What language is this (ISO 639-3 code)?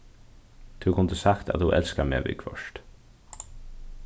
fao